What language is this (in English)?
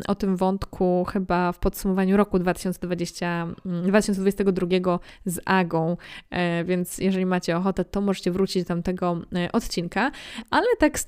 Polish